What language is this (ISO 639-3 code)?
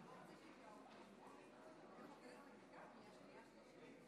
heb